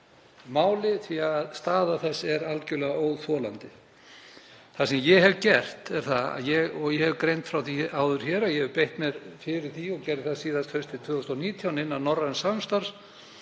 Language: Icelandic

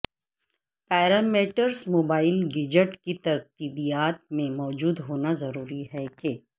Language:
Urdu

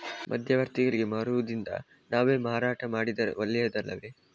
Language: Kannada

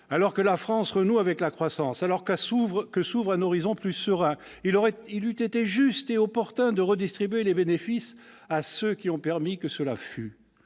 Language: French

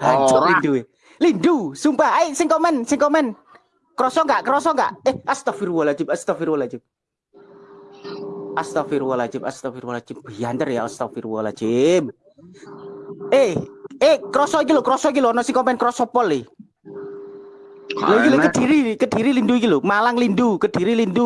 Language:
Indonesian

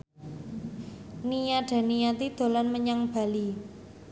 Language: Javanese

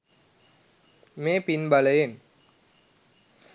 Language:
Sinhala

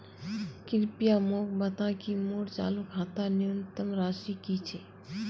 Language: Magahi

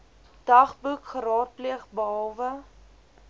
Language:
Afrikaans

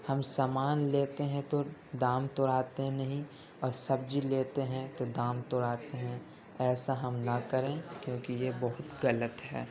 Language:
Urdu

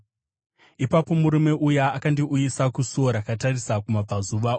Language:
Shona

